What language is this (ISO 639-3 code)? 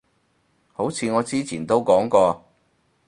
yue